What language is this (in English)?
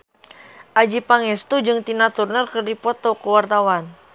Sundanese